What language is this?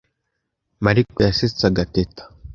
Kinyarwanda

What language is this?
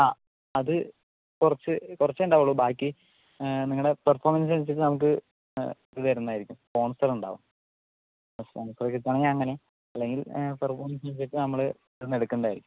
Malayalam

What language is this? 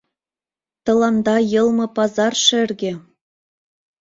Mari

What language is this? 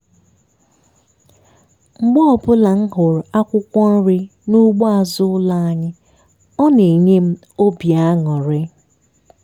Igbo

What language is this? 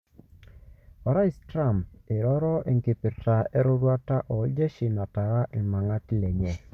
Masai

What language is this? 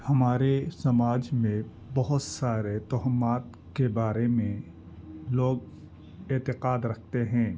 Urdu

